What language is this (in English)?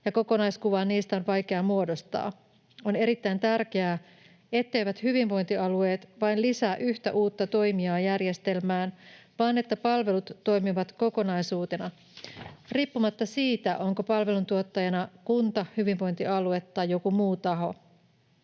Finnish